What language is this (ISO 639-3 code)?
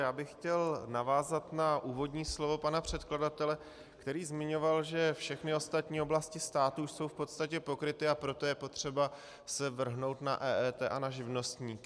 ces